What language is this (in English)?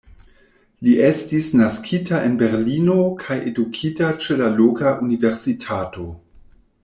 Esperanto